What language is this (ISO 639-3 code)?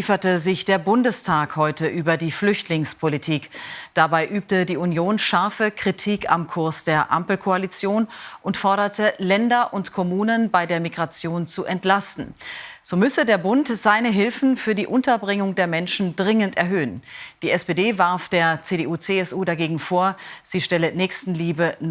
deu